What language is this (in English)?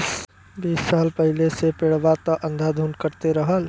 Bhojpuri